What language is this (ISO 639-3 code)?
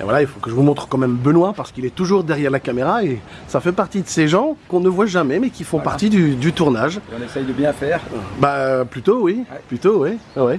fra